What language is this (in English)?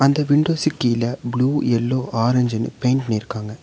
Tamil